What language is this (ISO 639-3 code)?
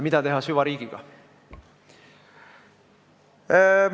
est